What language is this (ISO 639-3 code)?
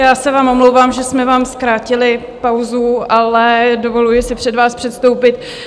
ces